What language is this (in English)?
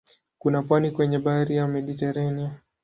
Swahili